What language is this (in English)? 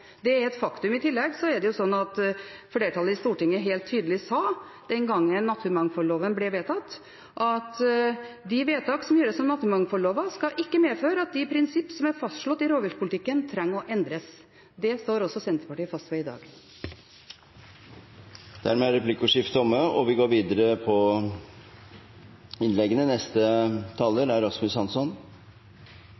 Norwegian